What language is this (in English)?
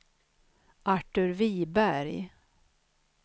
Swedish